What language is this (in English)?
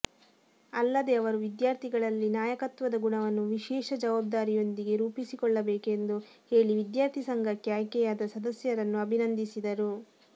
Kannada